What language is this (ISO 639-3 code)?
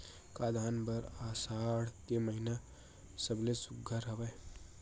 hne